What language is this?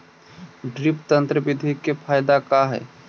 Magahi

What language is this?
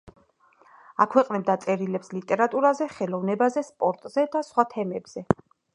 Georgian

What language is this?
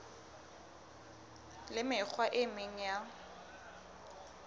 Southern Sotho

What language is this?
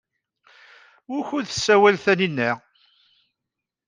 Kabyle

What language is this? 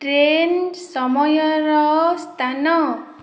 Odia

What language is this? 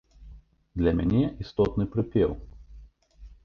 Belarusian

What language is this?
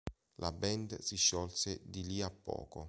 Italian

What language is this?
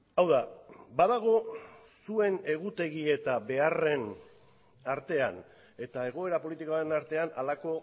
Basque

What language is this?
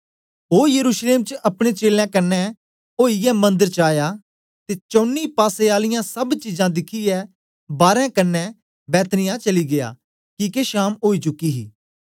Dogri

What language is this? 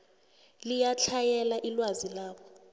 South Ndebele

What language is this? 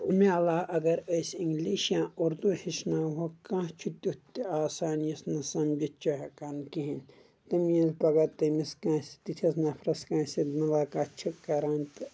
Kashmiri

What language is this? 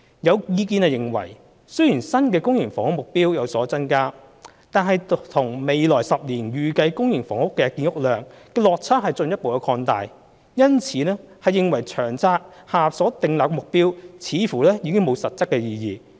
Cantonese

